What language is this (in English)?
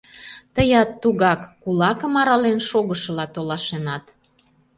Mari